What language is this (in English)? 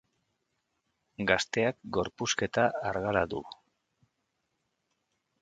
Basque